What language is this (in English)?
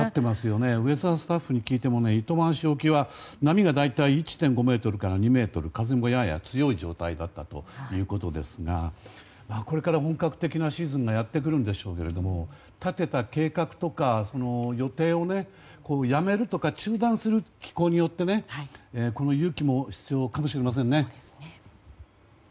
Japanese